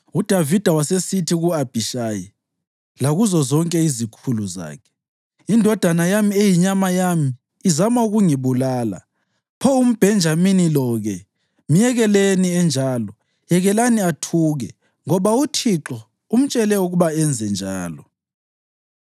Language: North Ndebele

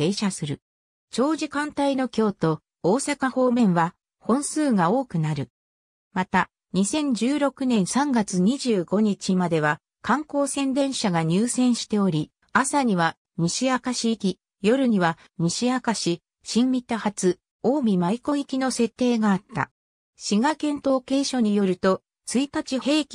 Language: Japanese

